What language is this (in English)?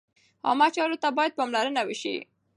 Pashto